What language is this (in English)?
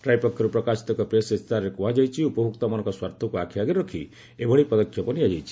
Odia